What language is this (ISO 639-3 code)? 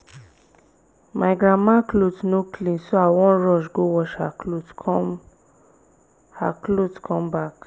pcm